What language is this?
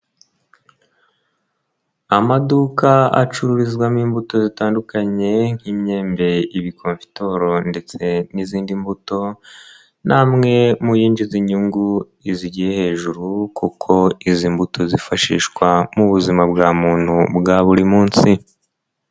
Kinyarwanda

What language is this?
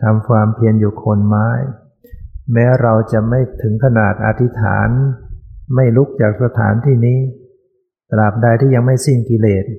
Thai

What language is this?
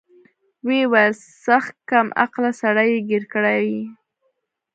Pashto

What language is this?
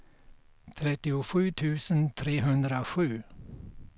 Swedish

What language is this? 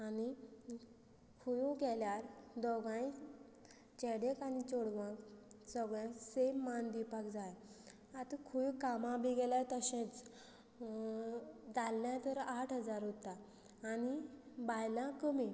Konkani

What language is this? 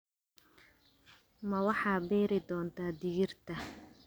Somali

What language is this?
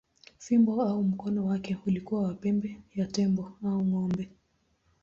Swahili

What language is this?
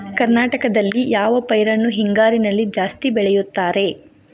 Kannada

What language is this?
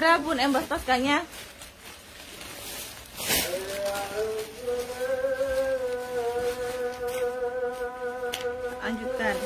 Indonesian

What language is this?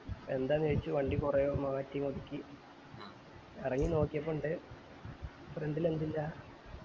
Malayalam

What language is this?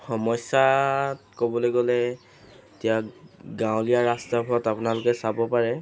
Assamese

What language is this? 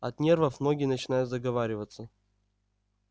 Russian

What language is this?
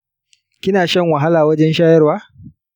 Hausa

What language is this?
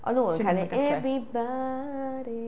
Welsh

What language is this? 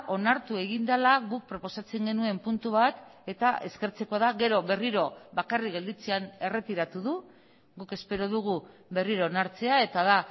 Basque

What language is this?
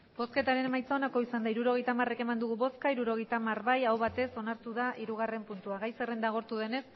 Basque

